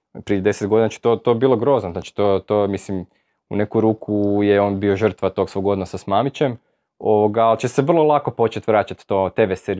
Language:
Croatian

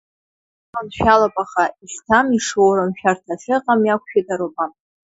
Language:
Abkhazian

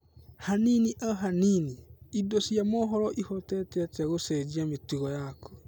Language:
Kikuyu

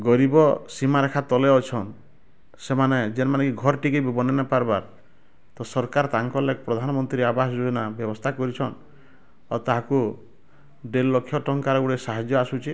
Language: Odia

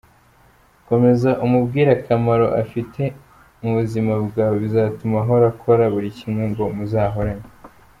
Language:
Kinyarwanda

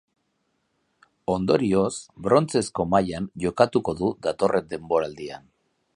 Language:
Basque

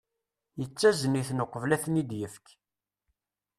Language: Kabyle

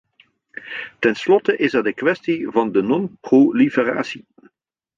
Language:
Dutch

